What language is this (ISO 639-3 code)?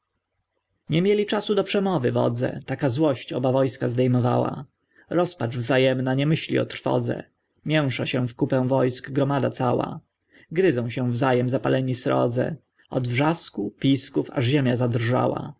pol